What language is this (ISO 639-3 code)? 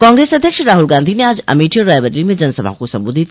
hin